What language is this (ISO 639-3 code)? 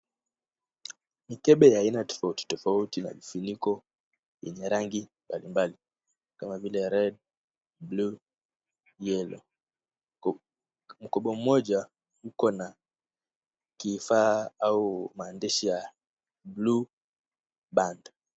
swa